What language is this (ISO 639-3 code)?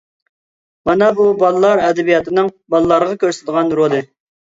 uig